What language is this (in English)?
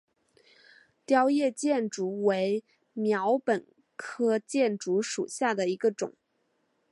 Chinese